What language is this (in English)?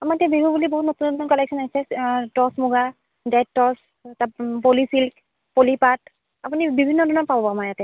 Assamese